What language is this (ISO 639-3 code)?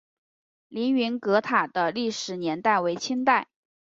zho